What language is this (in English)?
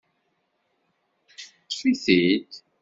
Kabyle